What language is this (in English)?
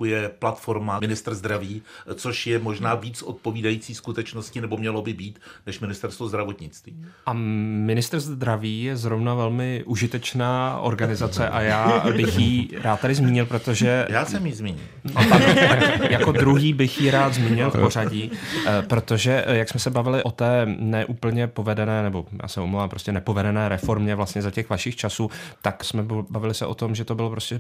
Czech